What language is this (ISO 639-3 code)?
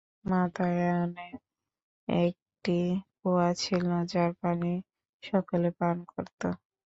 ben